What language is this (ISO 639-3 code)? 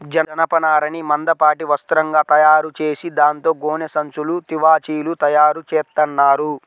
tel